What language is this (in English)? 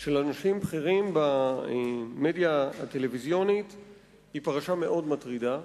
Hebrew